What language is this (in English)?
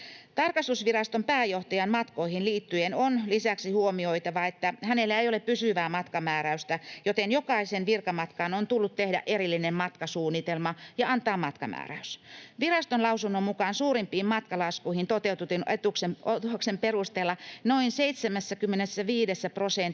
Finnish